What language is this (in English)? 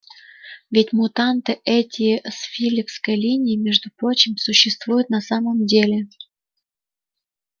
Russian